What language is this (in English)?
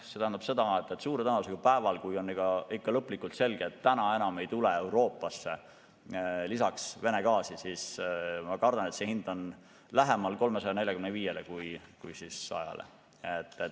Estonian